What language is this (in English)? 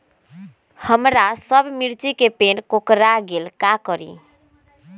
Magahi